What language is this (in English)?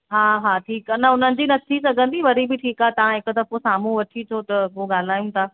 Sindhi